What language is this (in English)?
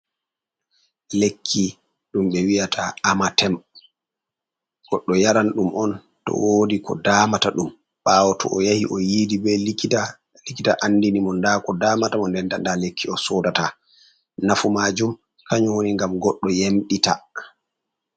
Fula